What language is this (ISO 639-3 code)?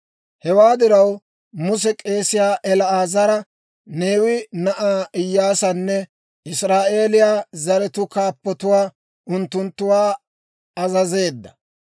dwr